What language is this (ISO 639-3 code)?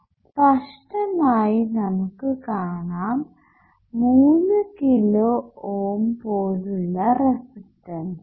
mal